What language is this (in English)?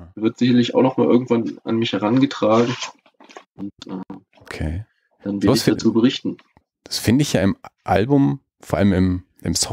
German